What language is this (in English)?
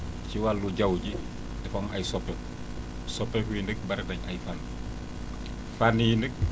Wolof